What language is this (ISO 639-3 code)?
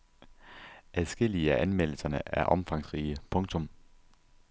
dan